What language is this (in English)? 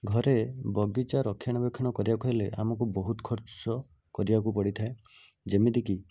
Odia